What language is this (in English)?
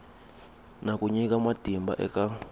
Tsonga